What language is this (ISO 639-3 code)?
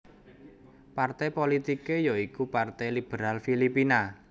jav